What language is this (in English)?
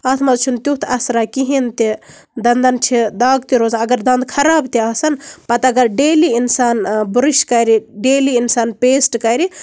Kashmiri